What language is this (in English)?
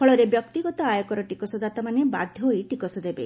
Odia